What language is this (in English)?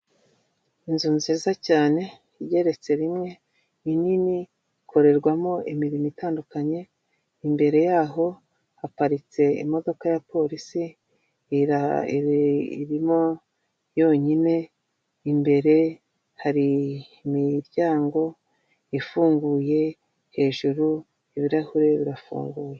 Kinyarwanda